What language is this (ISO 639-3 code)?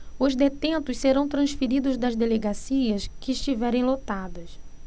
por